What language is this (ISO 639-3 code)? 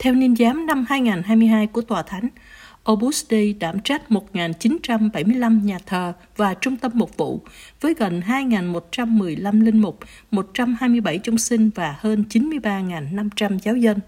vie